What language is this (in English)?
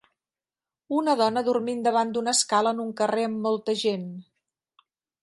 Catalan